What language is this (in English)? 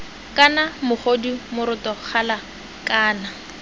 Tswana